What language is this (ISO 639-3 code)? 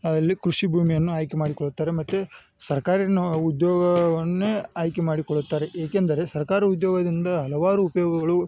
kan